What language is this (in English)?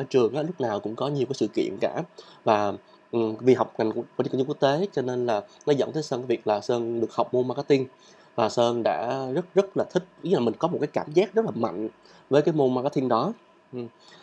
Vietnamese